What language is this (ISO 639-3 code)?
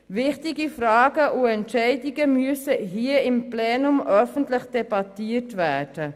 gsw